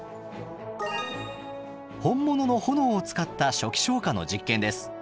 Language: Japanese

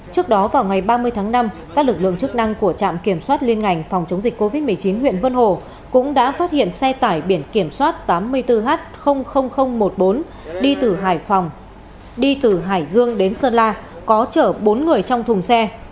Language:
Vietnamese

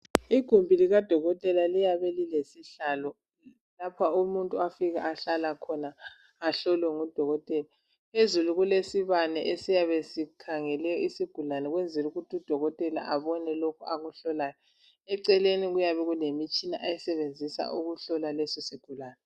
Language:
North Ndebele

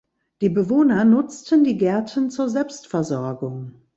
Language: German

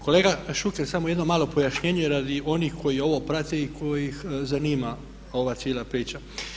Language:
Croatian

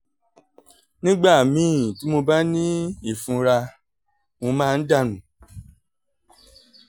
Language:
Yoruba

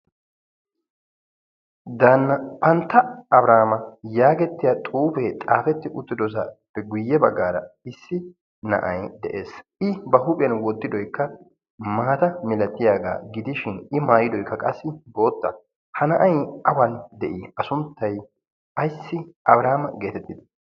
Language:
Wolaytta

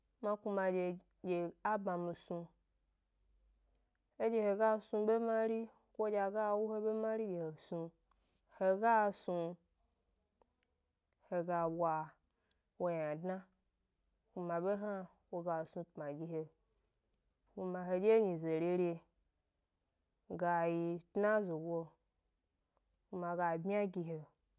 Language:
Gbari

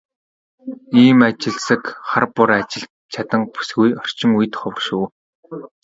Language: Mongolian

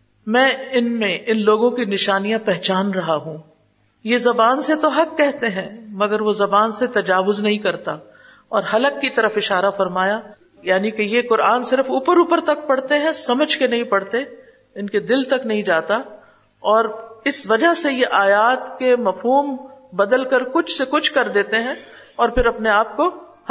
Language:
Urdu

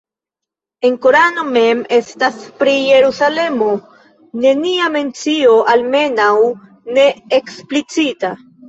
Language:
Esperanto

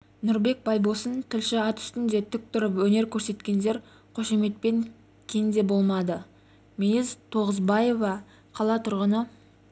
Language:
Kazakh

